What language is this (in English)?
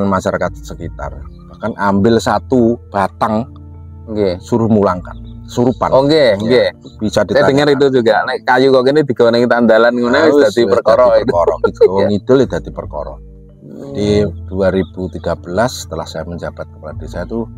Indonesian